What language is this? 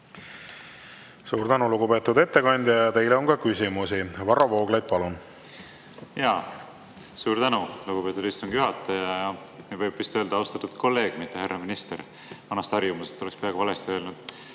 Estonian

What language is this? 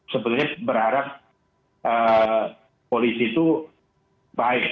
Indonesian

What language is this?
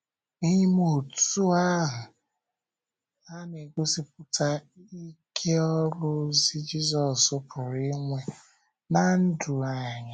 Igbo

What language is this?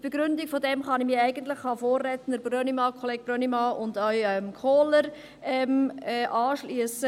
Swiss German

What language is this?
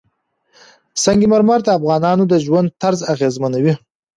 Pashto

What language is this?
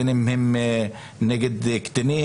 Hebrew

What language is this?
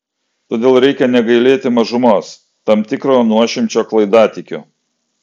Lithuanian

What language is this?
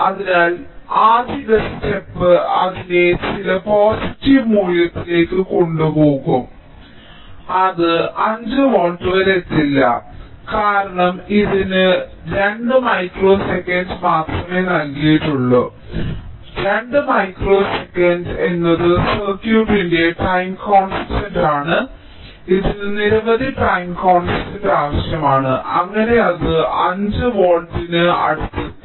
Malayalam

